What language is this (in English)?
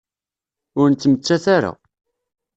Kabyle